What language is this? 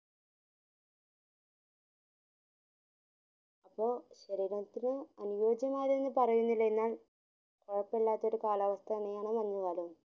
Malayalam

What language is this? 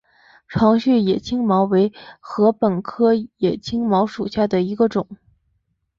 Chinese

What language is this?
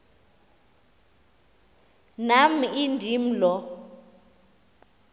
Xhosa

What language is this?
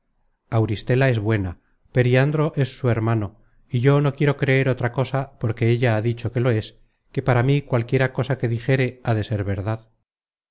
Spanish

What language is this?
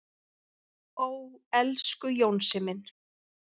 Icelandic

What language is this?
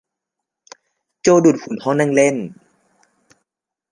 Thai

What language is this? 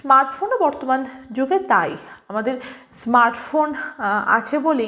Bangla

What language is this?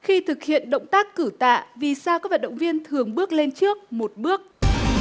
Vietnamese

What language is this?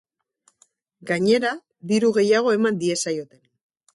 Basque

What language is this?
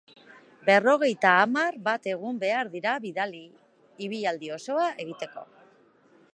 Basque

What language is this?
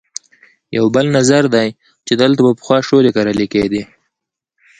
Pashto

